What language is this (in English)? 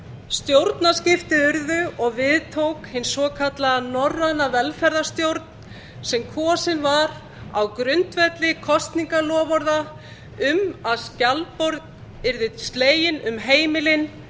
Icelandic